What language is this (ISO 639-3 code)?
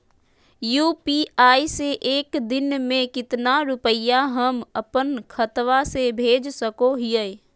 mag